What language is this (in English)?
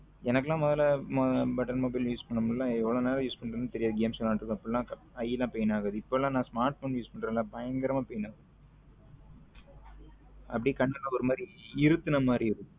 Tamil